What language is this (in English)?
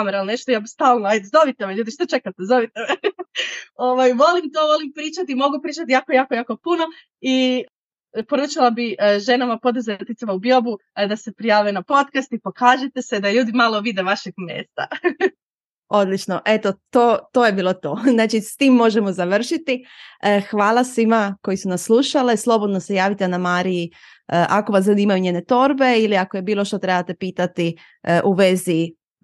Croatian